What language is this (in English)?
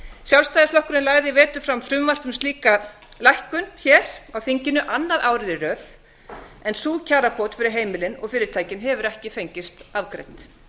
Icelandic